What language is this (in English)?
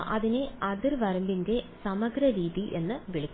Malayalam